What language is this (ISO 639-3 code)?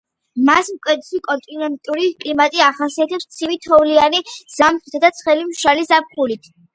kat